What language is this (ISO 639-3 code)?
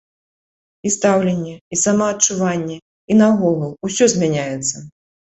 bel